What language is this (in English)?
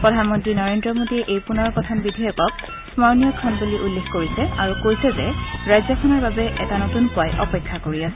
Assamese